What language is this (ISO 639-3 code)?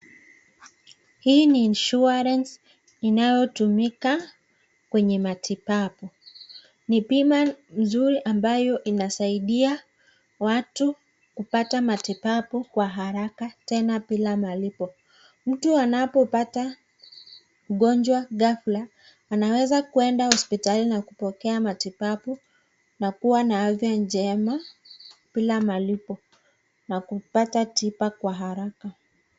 swa